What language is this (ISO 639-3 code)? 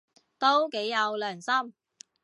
yue